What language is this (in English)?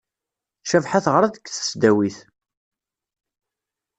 Kabyle